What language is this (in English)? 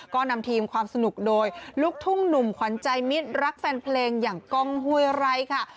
Thai